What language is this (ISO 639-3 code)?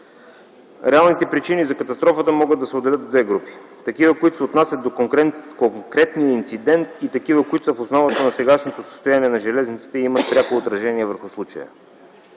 bul